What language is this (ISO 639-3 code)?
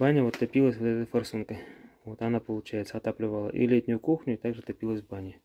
rus